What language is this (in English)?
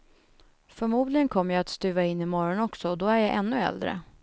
Swedish